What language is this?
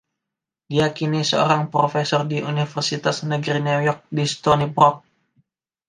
Indonesian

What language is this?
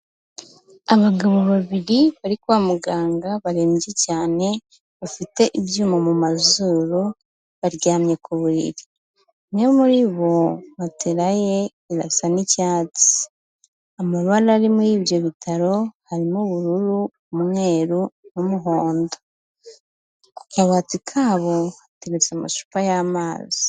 Kinyarwanda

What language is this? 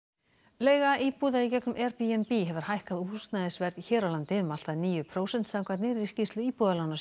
Icelandic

